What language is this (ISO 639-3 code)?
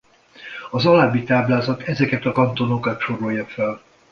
hun